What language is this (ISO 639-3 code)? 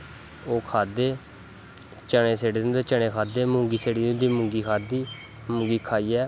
doi